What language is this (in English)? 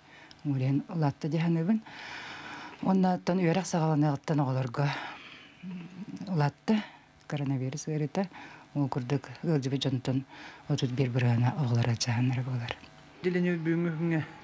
Russian